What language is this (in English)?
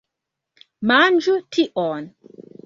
Esperanto